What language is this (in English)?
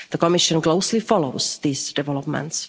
English